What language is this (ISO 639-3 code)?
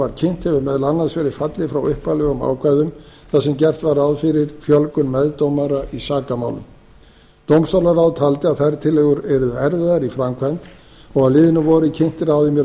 isl